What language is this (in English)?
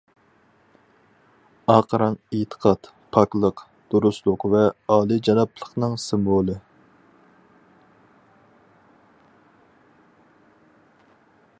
Uyghur